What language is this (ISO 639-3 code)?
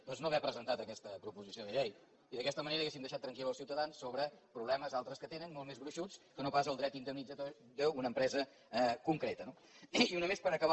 cat